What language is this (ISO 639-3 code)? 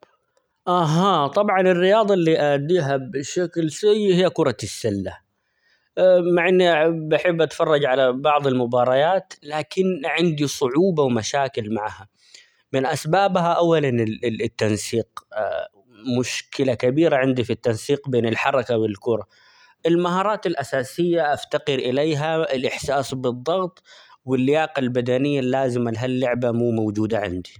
acx